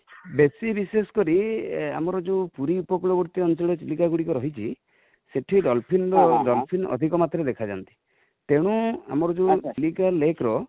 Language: Odia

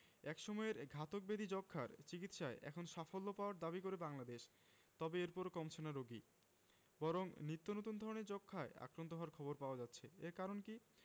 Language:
Bangla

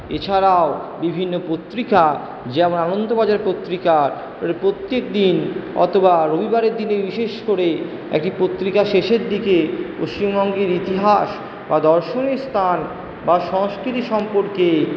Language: Bangla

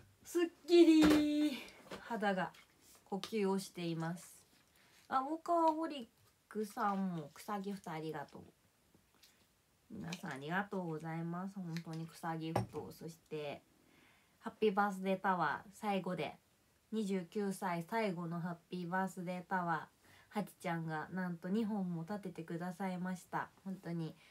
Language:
Japanese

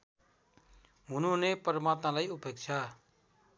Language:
Nepali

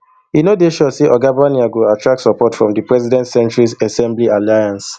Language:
Nigerian Pidgin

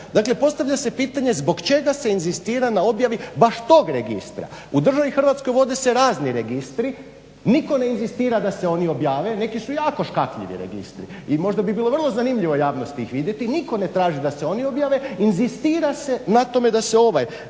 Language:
Croatian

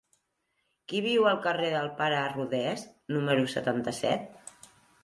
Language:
Catalan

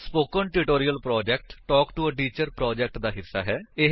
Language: Punjabi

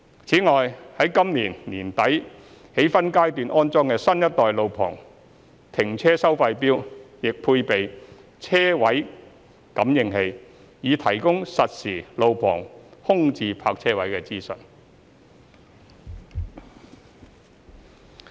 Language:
Cantonese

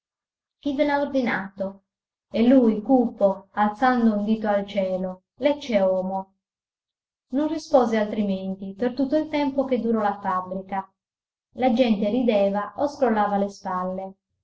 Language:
Italian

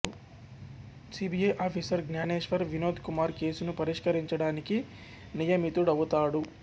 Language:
Telugu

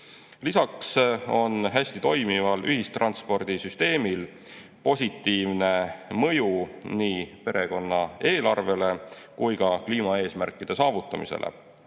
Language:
Estonian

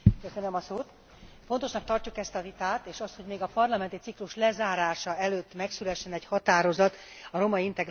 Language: Hungarian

